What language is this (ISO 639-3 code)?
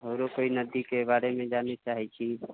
mai